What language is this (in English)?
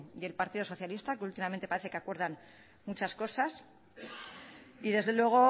Spanish